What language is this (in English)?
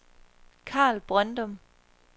Danish